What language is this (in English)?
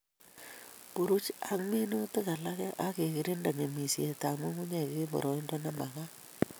Kalenjin